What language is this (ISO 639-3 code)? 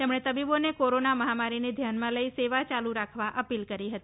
guj